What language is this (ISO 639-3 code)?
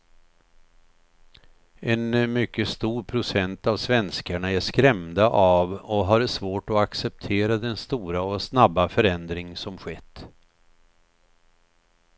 swe